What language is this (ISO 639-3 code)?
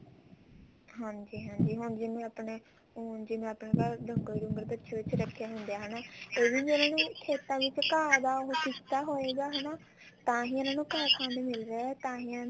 pan